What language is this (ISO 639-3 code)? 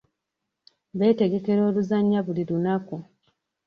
lug